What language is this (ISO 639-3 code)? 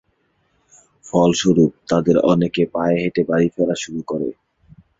ben